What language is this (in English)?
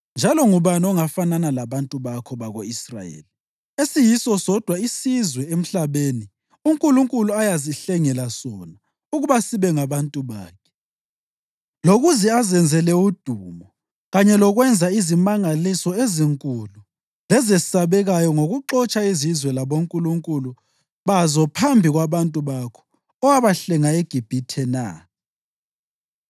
North Ndebele